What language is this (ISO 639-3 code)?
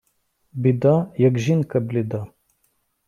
ukr